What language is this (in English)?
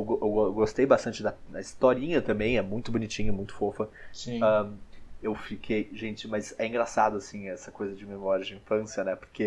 Portuguese